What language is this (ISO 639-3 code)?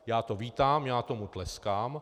ces